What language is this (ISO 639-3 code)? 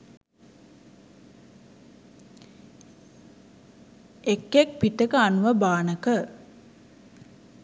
sin